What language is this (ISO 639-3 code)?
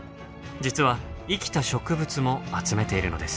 jpn